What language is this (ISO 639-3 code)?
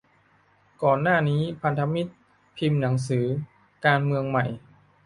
tha